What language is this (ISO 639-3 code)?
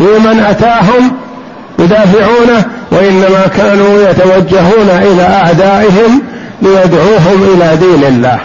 ara